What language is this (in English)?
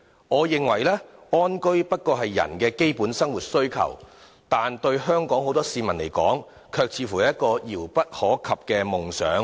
Cantonese